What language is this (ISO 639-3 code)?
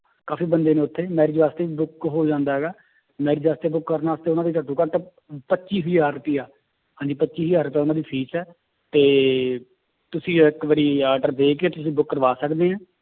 pan